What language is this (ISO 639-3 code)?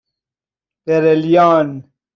fas